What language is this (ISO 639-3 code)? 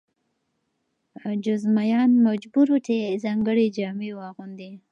pus